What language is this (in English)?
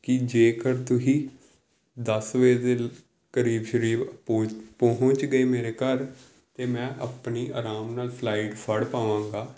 Punjabi